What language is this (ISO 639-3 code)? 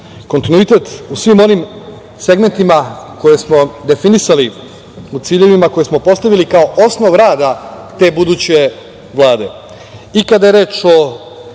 srp